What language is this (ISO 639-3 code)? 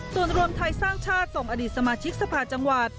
tha